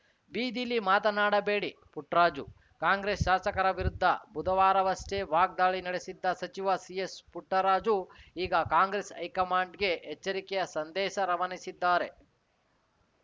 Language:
Kannada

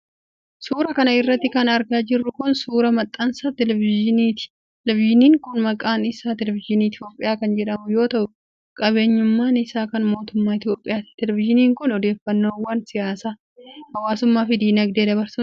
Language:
Oromo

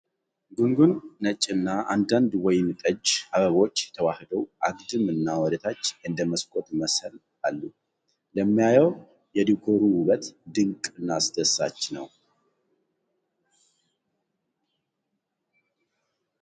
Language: Amharic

